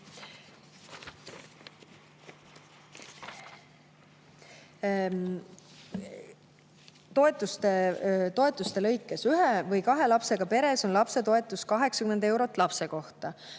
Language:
Estonian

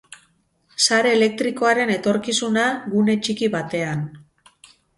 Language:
Basque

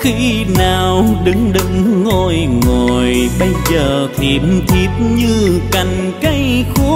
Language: Vietnamese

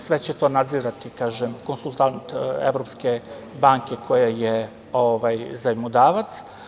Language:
Serbian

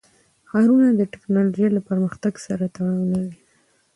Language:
Pashto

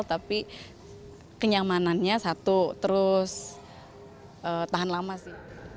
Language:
Indonesian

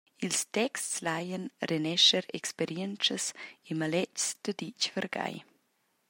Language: Romansh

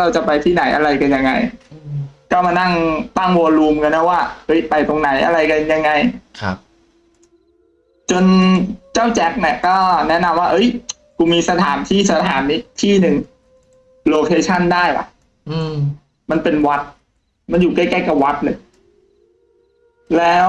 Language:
Thai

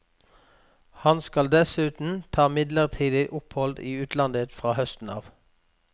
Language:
Norwegian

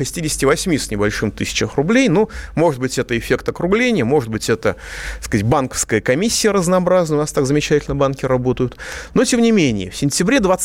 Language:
Russian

